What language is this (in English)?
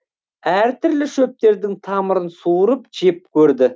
Kazakh